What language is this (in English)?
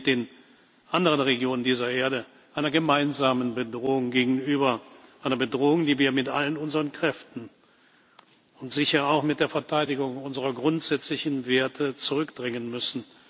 German